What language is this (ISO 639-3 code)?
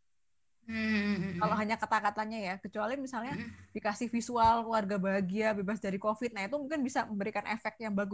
ind